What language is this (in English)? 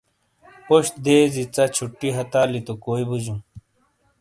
Shina